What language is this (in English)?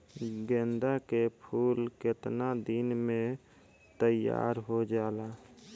Bhojpuri